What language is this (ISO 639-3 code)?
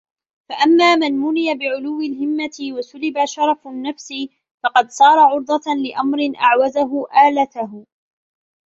ara